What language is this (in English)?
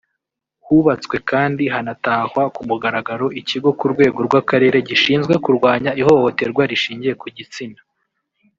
Kinyarwanda